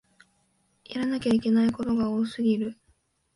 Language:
Japanese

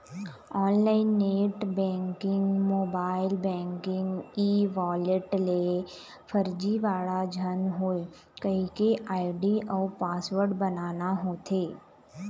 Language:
Chhattisgarhi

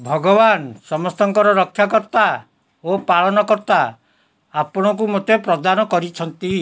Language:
Odia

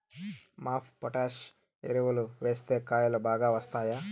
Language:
Telugu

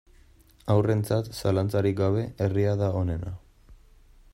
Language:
Basque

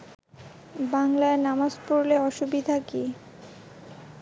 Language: Bangla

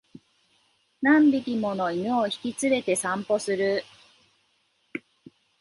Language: Japanese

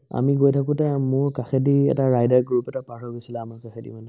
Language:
Assamese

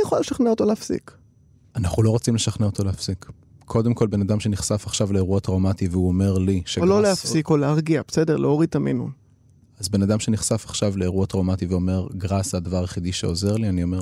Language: Hebrew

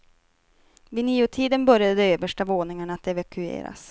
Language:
Swedish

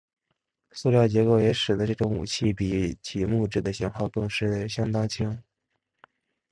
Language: Chinese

